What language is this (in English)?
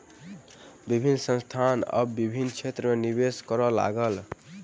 Maithili